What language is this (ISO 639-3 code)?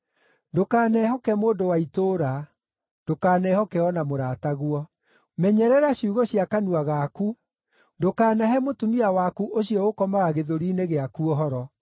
kik